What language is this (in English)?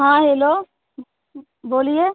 Hindi